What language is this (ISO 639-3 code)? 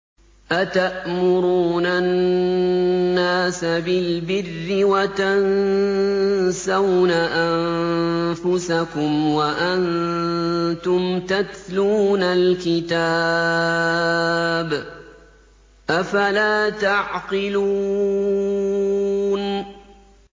ara